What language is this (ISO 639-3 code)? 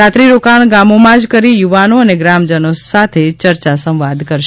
guj